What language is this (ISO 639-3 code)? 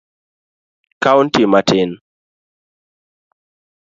luo